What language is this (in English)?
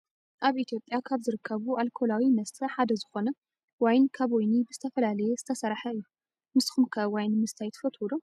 Tigrinya